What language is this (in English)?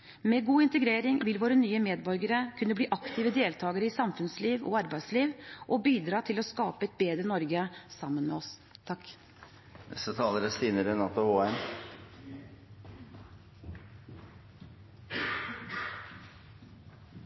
Norwegian Bokmål